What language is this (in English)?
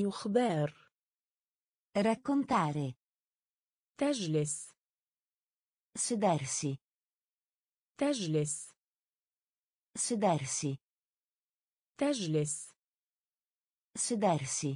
Italian